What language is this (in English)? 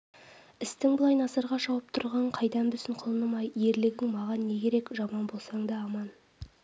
Kazakh